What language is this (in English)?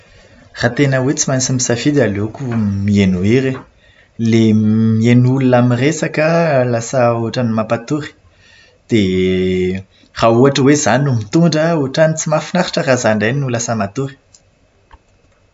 Malagasy